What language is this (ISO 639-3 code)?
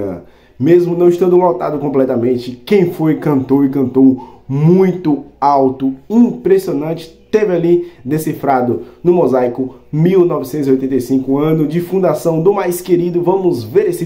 por